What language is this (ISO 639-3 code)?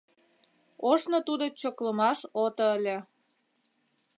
chm